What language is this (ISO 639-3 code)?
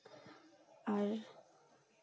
sat